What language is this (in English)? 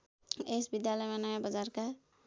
Nepali